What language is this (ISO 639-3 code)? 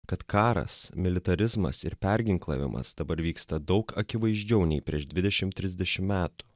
lit